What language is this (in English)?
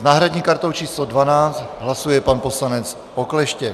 Czech